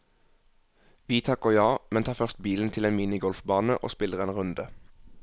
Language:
Norwegian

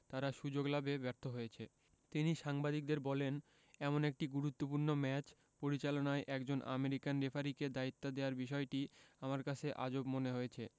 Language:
Bangla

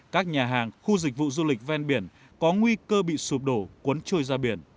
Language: Vietnamese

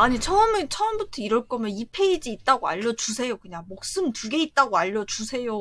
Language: Korean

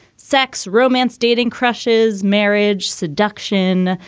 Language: English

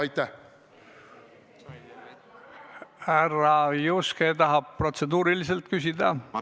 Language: Estonian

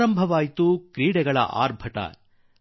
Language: Kannada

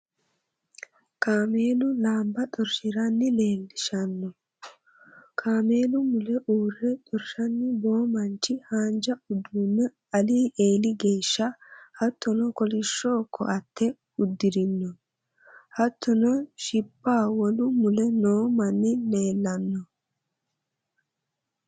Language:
Sidamo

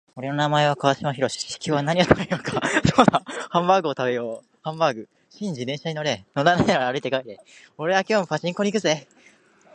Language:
Japanese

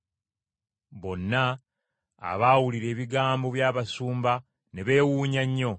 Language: Ganda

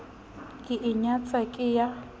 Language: Southern Sotho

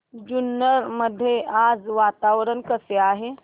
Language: Marathi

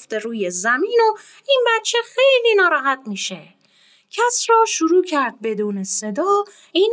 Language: Persian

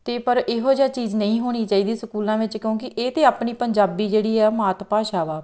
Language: Punjabi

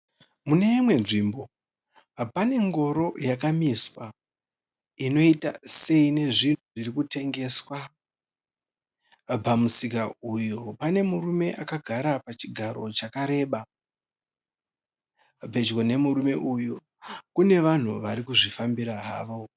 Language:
Shona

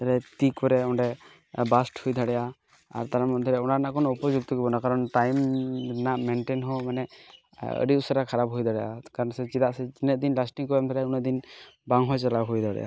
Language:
Santali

